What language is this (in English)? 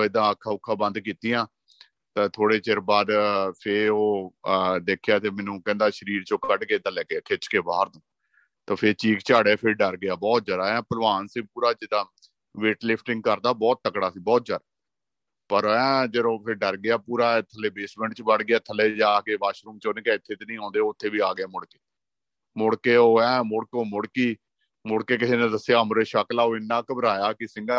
Punjabi